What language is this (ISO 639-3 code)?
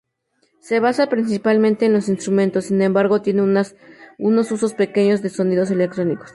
spa